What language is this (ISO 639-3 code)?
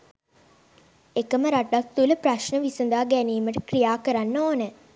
sin